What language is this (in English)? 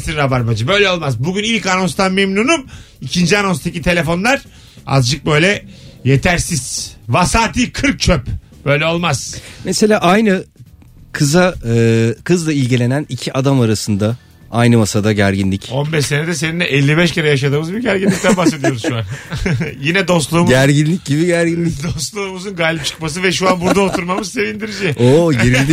Turkish